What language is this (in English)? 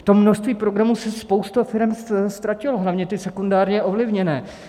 Czech